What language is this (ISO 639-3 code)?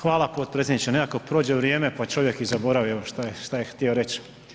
hrv